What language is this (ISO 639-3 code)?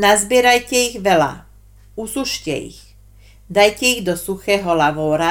slk